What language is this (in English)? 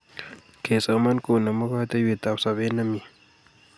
Kalenjin